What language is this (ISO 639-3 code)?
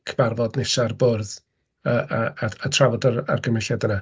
cym